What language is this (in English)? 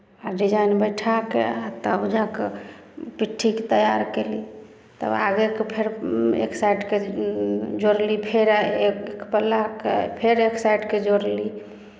Maithili